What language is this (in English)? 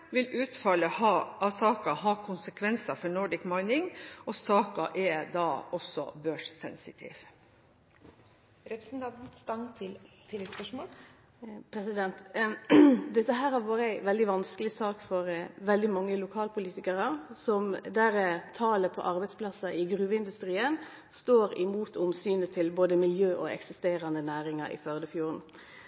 Norwegian